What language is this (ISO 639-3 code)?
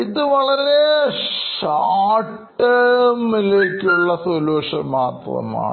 mal